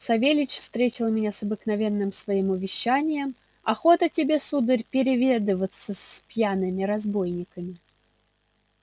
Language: Russian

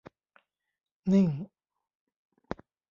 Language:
Thai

